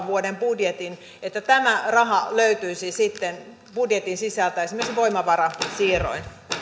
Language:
Finnish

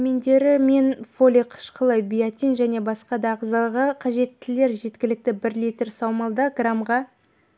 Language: Kazakh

